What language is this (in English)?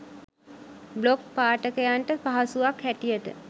Sinhala